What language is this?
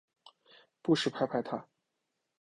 Chinese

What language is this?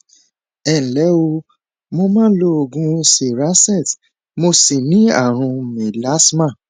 Yoruba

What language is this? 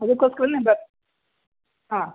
Kannada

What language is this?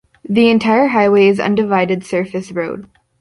English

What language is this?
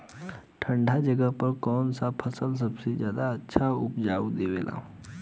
Bhojpuri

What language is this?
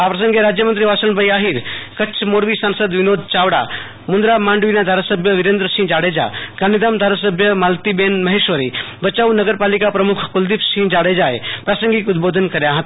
Gujarati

